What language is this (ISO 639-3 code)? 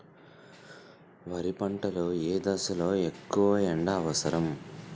tel